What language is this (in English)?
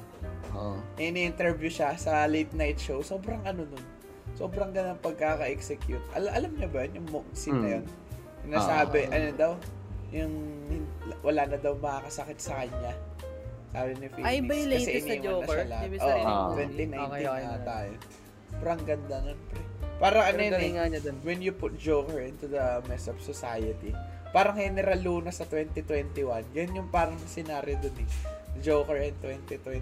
Filipino